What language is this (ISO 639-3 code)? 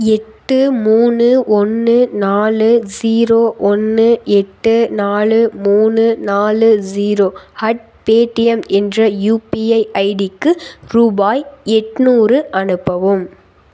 tam